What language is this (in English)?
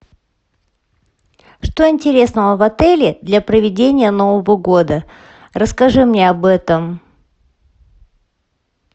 Russian